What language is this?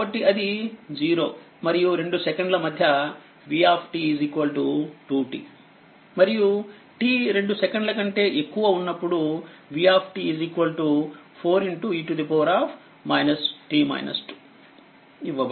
Telugu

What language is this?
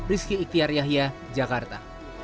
Indonesian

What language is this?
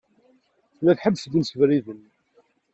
Kabyle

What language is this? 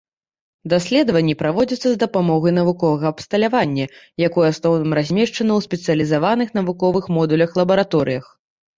Belarusian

